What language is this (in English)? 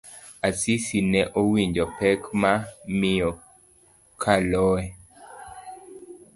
Luo (Kenya and Tanzania)